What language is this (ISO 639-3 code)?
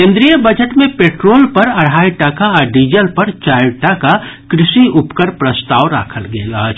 mai